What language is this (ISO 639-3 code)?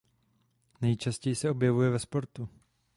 ces